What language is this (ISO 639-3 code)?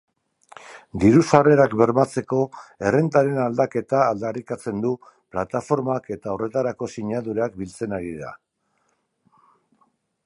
eus